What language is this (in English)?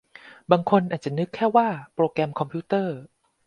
Thai